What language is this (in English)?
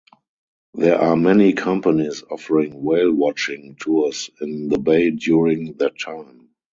English